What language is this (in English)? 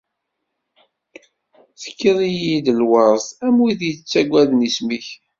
Kabyle